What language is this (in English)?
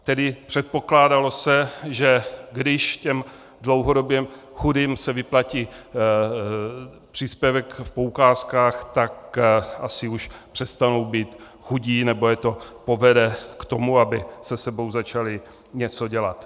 Czech